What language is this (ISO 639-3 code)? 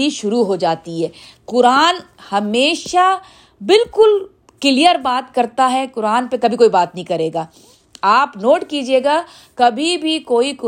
urd